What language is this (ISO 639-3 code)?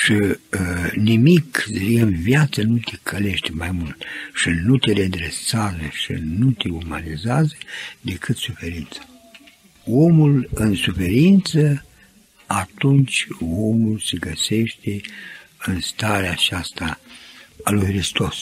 ron